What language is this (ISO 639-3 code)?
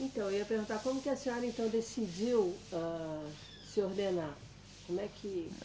por